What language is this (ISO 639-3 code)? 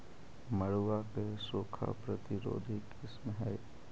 mag